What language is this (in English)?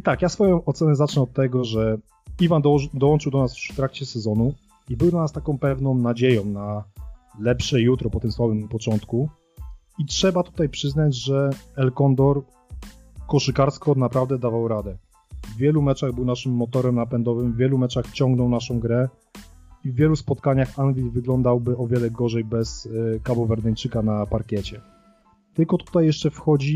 Polish